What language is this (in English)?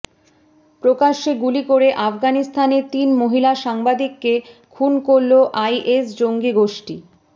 Bangla